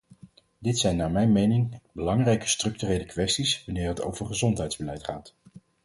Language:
Dutch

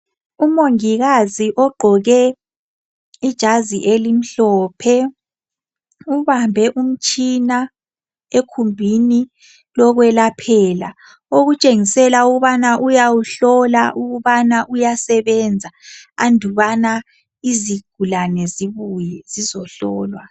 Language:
North Ndebele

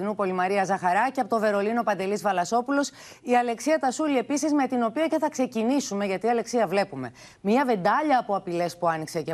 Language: Greek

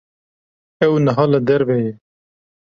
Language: Kurdish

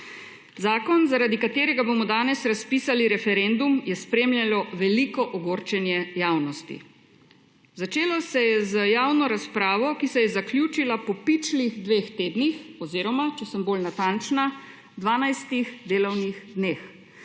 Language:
Slovenian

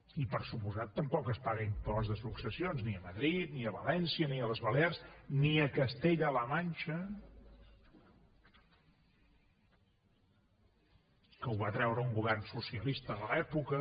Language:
Catalan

